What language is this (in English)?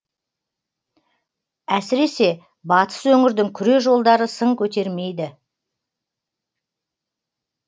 Kazakh